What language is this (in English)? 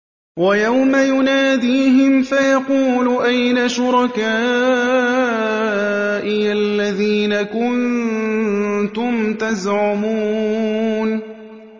Arabic